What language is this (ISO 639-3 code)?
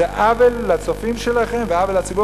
heb